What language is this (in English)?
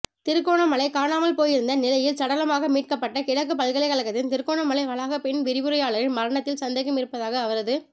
Tamil